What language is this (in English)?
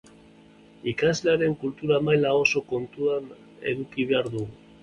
Basque